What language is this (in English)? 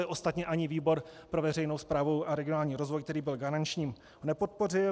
Czech